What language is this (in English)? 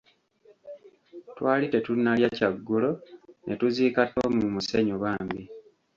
Ganda